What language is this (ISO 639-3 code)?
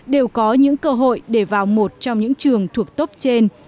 vie